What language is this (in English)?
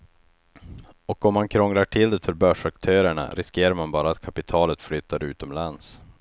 Swedish